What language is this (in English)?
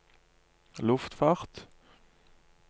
Norwegian